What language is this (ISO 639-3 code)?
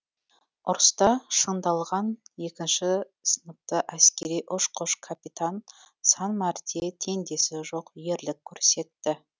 kaz